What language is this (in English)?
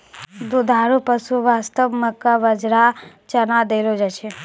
Maithili